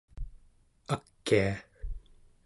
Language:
Central Yupik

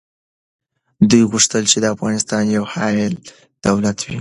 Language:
Pashto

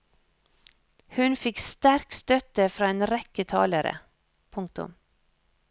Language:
Norwegian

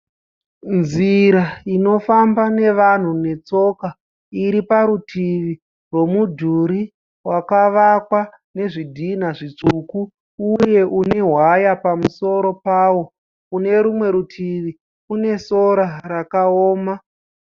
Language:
Shona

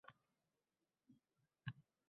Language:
Uzbek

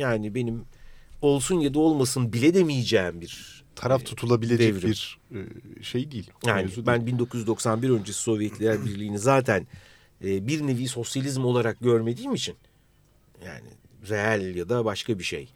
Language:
Turkish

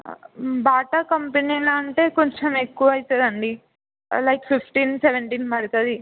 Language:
Telugu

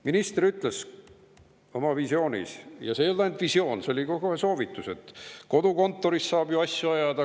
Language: Estonian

